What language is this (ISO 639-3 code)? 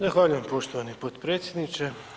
hrv